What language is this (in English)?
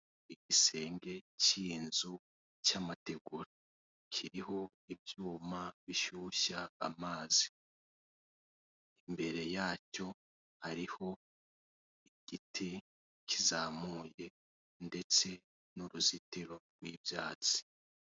Kinyarwanda